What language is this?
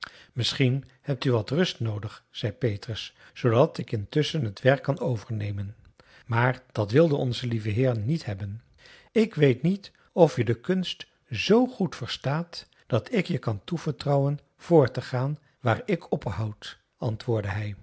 Dutch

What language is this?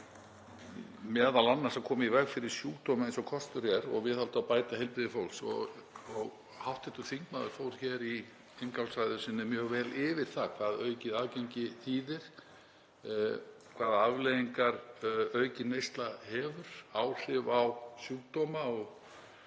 Icelandic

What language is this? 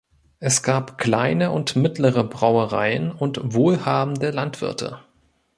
German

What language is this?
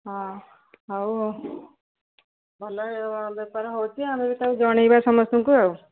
Odia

